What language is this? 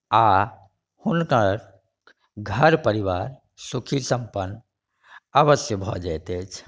Maithili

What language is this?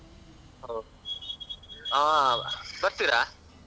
Kannada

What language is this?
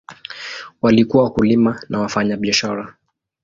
Swahili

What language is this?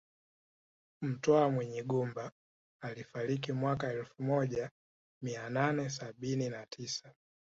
Swahili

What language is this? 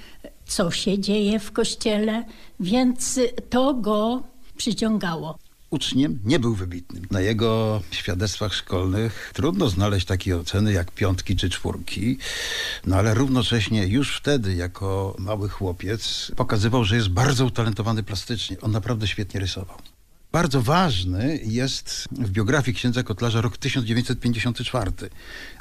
Polish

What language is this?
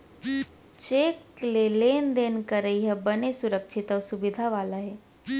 Chhattisgarhi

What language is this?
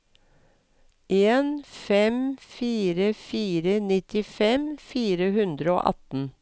Norwegian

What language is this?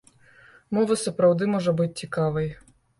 Belarusian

